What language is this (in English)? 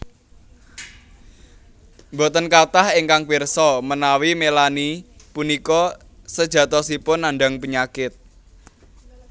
Javanese